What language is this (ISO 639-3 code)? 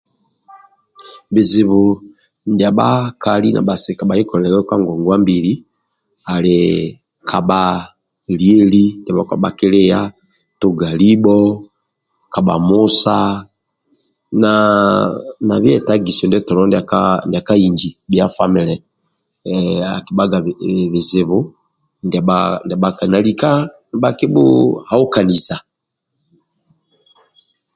rwm